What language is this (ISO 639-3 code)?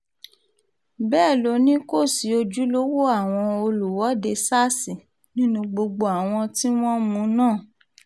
yor